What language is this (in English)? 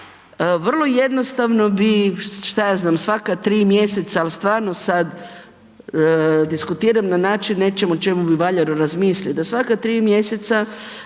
Croatian